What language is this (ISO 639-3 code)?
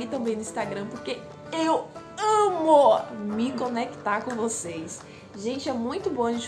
por